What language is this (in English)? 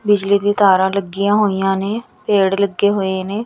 Punjabi